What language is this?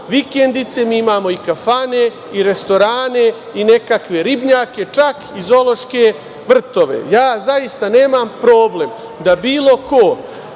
Serbian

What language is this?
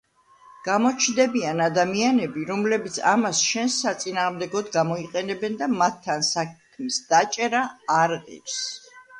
Georgian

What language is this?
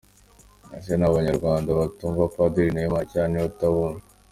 Kinyarwanda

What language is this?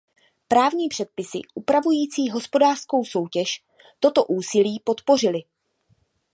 Czech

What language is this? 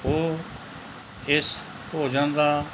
Punjabi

